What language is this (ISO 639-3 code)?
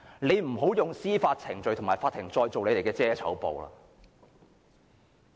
yue